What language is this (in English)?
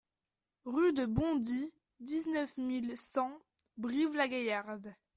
French